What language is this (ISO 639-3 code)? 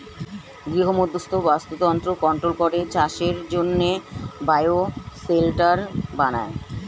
ben